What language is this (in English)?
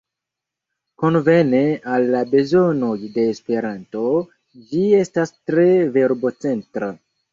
Esperanto